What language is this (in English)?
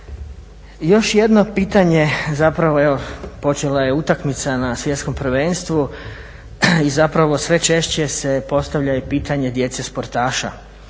Croatian